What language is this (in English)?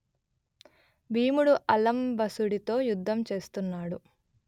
Telugu